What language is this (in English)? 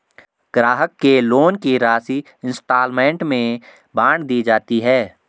Hindi